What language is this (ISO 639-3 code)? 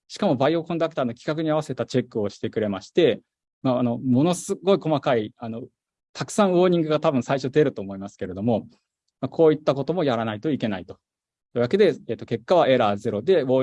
jpn